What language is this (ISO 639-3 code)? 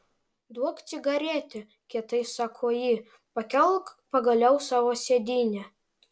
lit